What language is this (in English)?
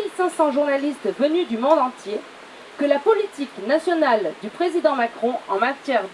French